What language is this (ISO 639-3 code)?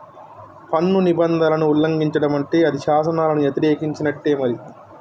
tel